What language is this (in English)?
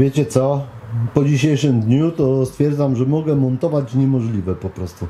Polish